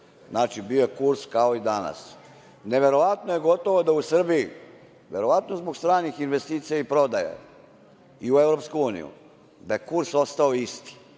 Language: Serbian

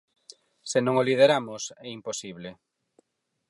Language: Galician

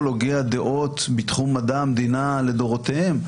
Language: Hebrew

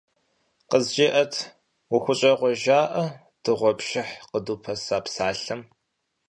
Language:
Kabardian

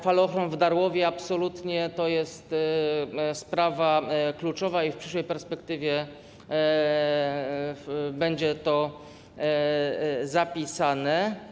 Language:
Polish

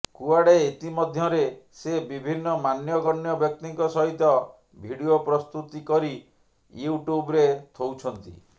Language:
Odia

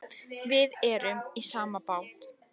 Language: Icelandic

